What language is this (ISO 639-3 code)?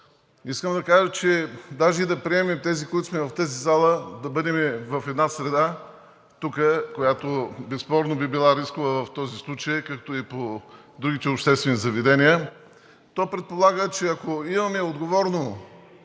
bul